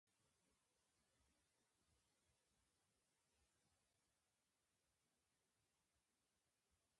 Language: Chinese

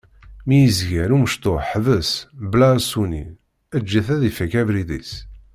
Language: Kabyle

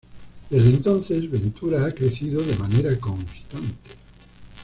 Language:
Spanish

